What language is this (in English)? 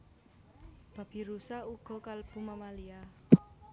Javanese